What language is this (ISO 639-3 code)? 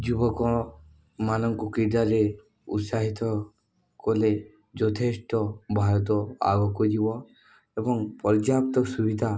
ori